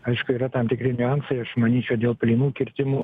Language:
Lithuanian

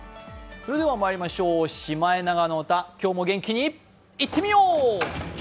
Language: Japanese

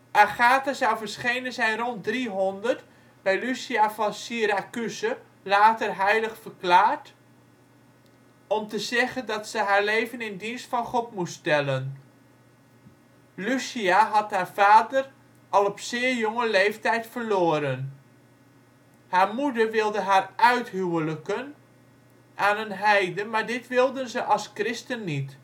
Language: Dutch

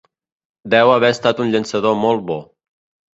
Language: Catalan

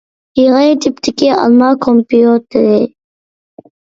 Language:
Uyghur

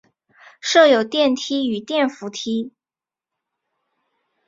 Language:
Chinese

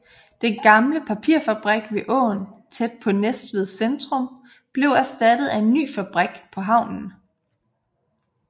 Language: Danish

